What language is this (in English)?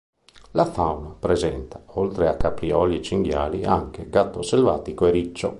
Italian